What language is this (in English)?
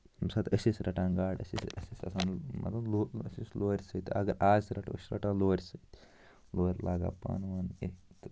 Kashmiri